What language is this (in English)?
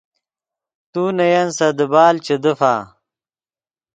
Yidgha